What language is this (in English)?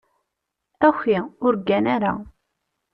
Kabyle